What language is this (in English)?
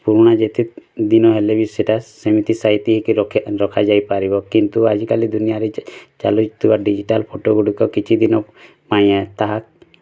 Odia